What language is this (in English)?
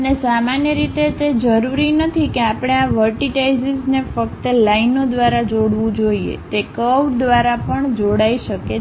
Gujarati